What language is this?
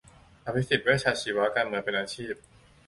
Thai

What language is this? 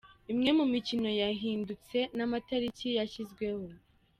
Kinyarwanda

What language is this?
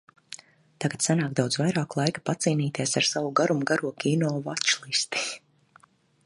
Latvian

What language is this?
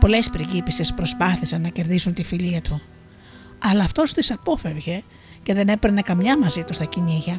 Greek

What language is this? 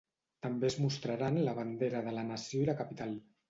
Catalan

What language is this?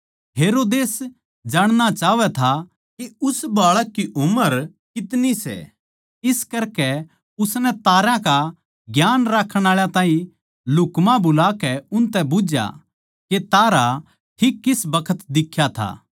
Haryanvi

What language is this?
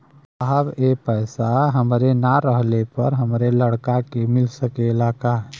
Bhojpuri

